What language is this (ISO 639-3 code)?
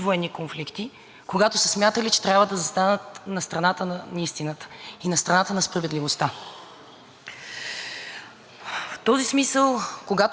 bul